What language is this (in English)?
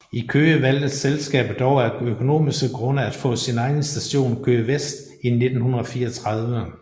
Danish